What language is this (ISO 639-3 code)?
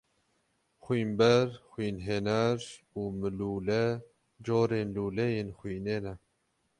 kur